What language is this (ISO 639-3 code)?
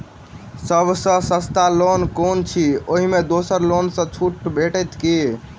mai